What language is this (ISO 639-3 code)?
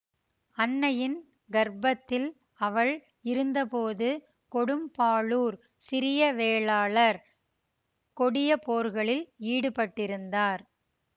tam